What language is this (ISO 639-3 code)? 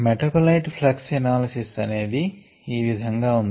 tel